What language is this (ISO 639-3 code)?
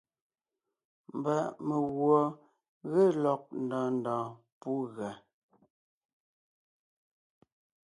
nnh